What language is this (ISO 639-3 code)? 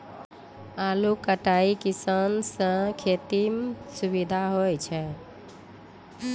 mai